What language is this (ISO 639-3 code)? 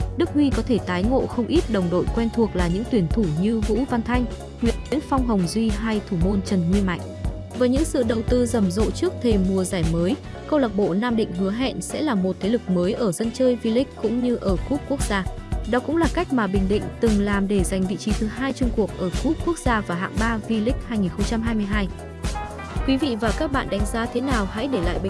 vie